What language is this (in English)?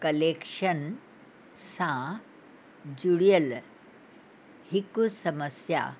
Sindhi